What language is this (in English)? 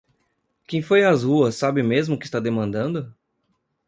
Portuguese